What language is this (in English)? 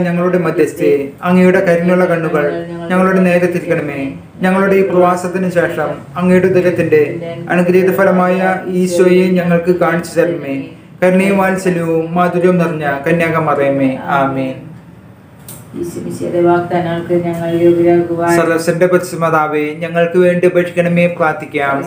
Malayalam